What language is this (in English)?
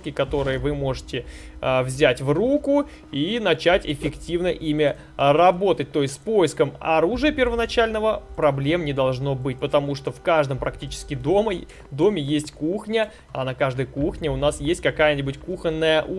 Russian